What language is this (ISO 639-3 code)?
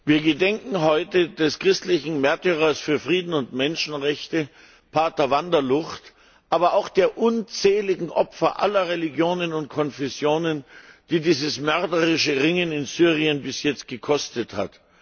deu